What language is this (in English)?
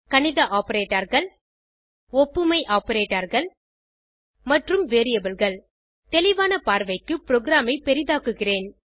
Tamil